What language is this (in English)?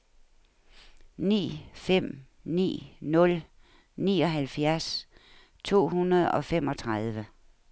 Danish